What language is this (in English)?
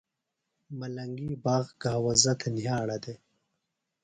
Phalura